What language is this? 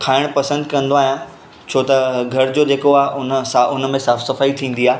Sindhi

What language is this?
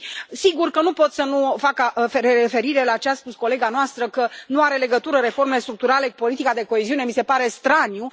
Romanian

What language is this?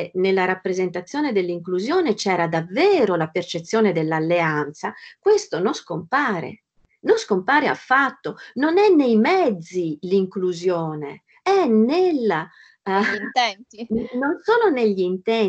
Italian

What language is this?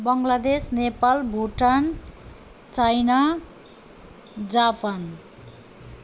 Nepali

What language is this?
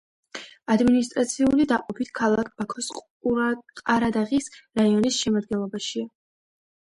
Georgian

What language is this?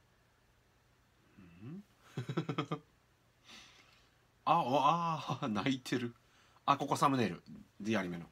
Japanese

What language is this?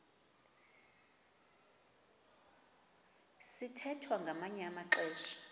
Xhosa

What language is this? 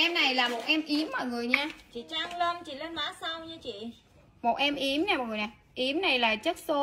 Vietnamese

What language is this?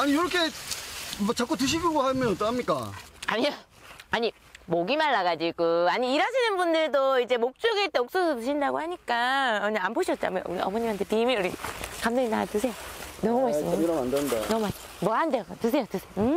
Korean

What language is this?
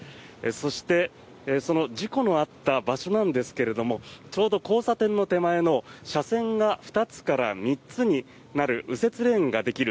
Japanese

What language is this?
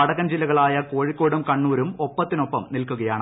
Malayalam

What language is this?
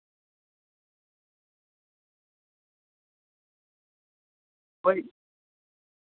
Santali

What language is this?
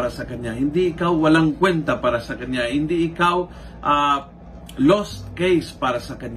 Filipino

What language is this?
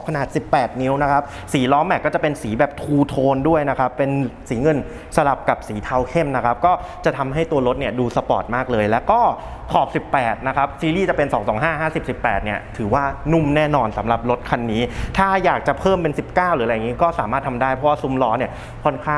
Thai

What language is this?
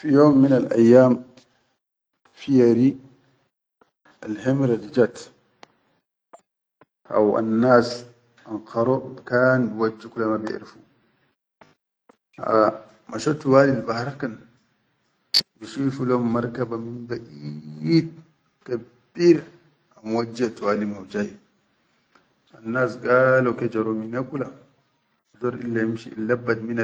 Chadian Arabic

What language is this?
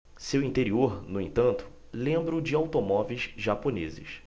Portuguese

